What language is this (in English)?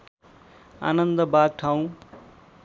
Nepali